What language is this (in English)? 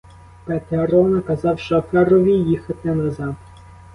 Ukrainian